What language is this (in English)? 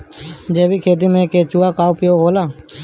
Bhojpuri